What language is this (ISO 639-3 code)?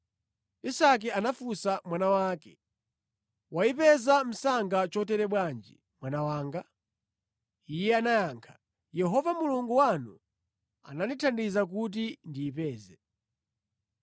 nya